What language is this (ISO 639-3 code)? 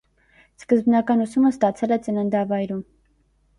hye